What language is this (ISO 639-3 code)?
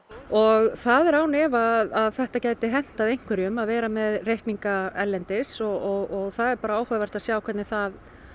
isl